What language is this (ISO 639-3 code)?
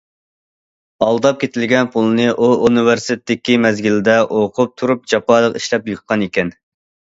uig